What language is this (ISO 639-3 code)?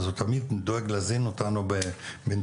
heb